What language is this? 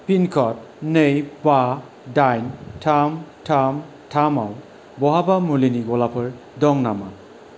Bodo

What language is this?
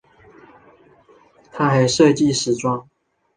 Chinese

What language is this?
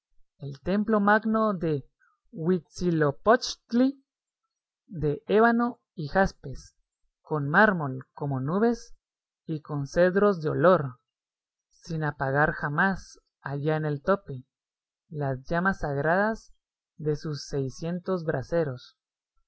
Spanish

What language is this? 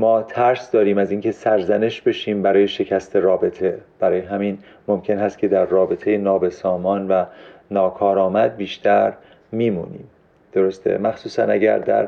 Persian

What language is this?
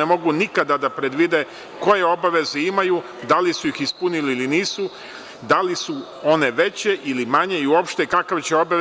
Serbian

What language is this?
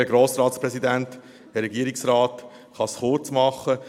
Swiss German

